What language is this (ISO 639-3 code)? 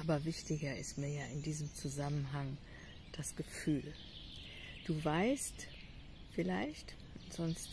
deu